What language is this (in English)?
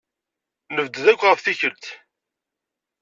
Kabyle